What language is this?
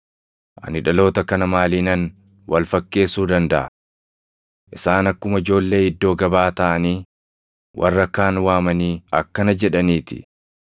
Oromo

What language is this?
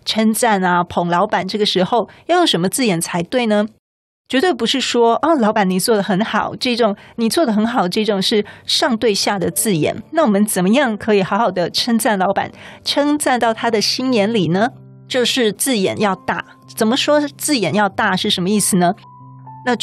Chinese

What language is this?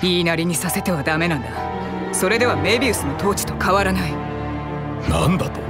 Japanese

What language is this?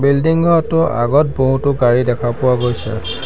Assamese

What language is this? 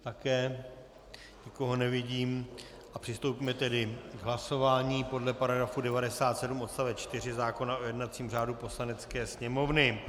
Czech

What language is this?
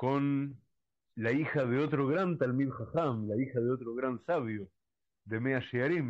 Spanish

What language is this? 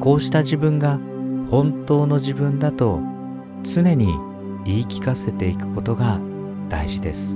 Japanese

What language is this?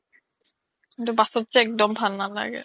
Assamese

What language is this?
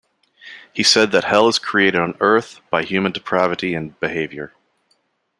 English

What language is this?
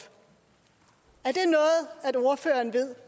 Danish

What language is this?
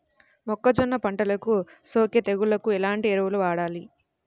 Telugu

